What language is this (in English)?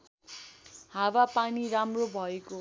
Nepali